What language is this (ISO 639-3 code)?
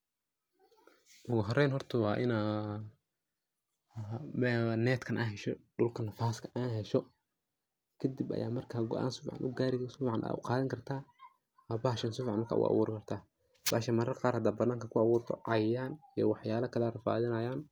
som